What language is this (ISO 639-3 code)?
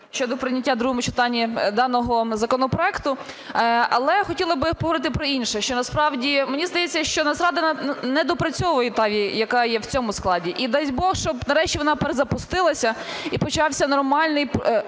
ukr